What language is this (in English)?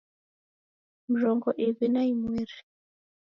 Taita